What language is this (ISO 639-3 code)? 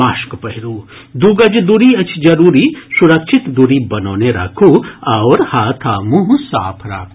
mai